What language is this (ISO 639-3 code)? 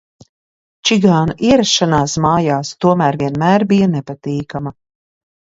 lav